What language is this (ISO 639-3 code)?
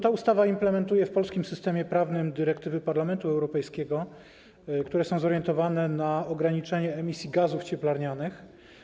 pol